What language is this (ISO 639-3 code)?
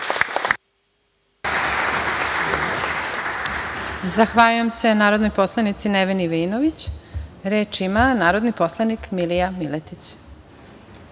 srp